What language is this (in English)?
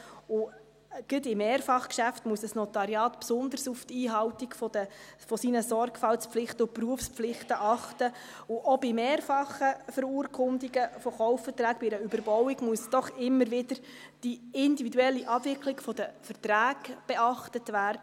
Swiss German